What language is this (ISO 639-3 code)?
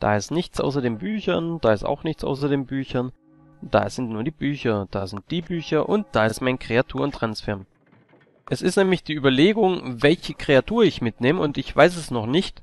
deu